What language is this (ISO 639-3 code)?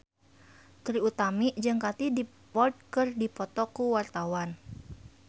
sun